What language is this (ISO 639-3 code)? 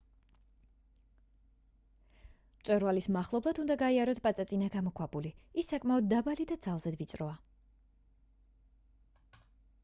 kat